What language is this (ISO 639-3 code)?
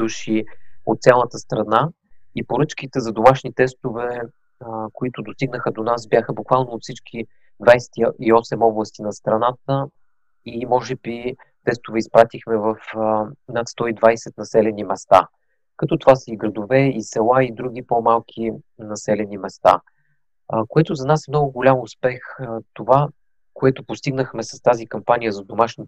bul